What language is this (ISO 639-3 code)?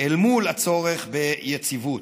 heb